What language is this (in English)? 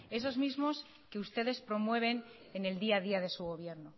Spanish